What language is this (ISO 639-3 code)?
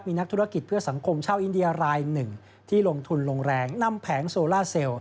tha